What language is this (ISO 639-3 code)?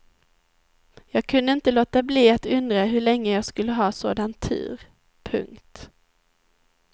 swe